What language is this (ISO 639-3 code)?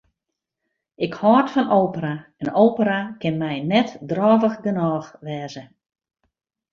fry